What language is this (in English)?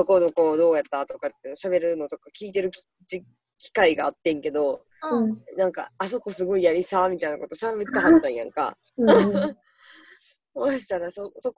Japanese